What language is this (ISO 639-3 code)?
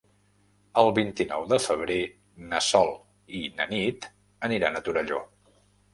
cat